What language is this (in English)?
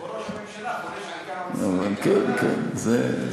Hebrew